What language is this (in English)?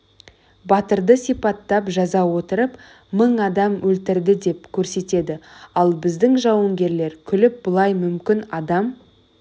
Kazakh